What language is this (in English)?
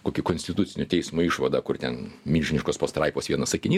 Lithuanian